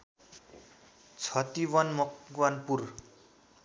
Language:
Nepali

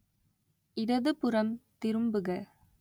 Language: Tamil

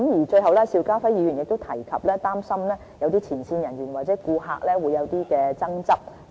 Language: Cantonese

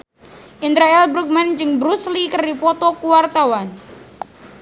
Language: Sundanese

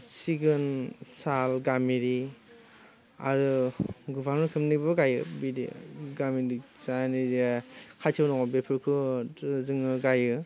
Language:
Bodo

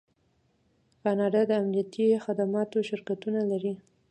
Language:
Pashto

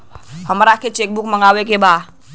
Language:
Bhojpuri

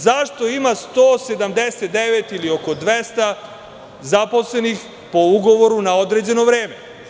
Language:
Serbian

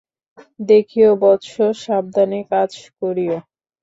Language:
Bangla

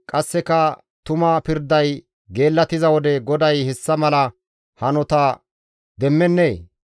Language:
Gamo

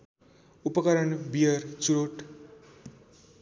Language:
Nepali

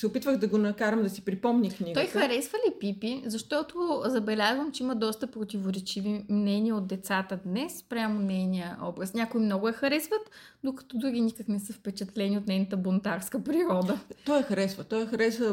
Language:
Bulgarian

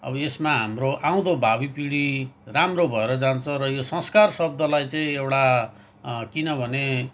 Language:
Nepali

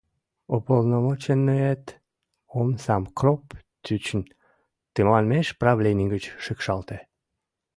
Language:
Mari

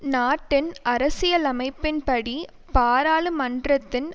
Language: Tamil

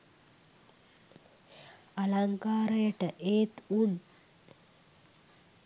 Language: Sinhala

